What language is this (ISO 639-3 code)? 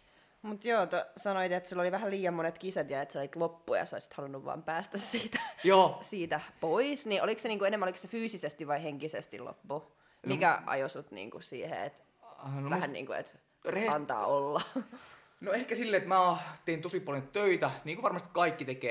fin